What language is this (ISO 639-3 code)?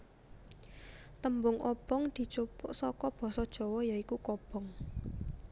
jav